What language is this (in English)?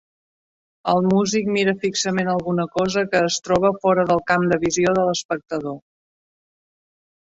Catalan